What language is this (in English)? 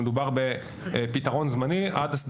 Hebrew